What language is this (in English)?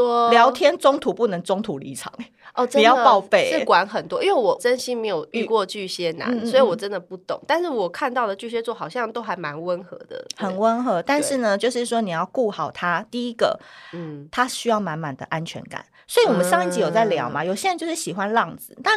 Chinese